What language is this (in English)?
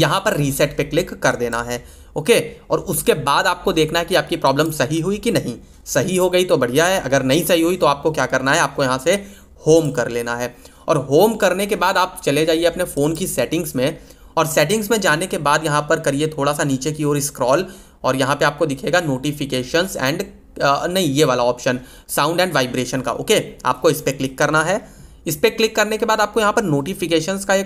Hindi